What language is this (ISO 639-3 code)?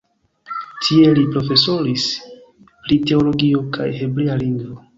epo